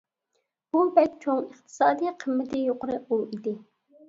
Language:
Uyghur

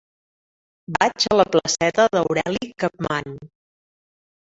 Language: Catalan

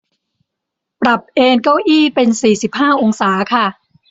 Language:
Thai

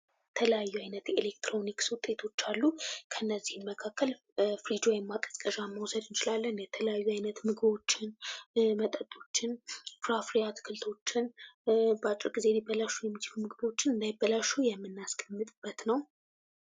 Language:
Amharic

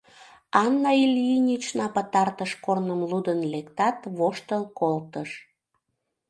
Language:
Mari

